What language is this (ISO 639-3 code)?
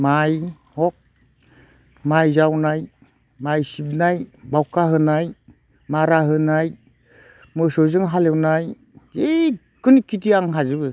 brx